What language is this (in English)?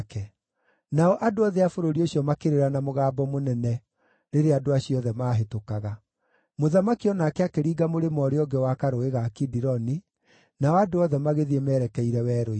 Kikuyu